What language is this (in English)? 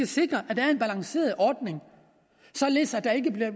Danish